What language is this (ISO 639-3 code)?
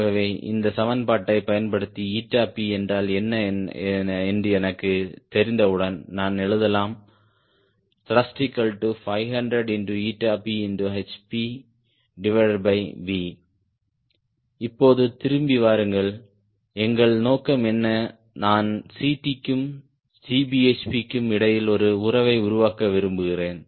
tam